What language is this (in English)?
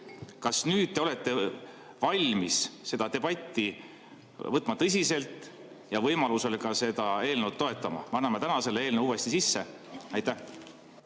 Estonian